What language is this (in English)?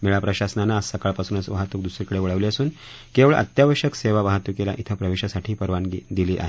Marathi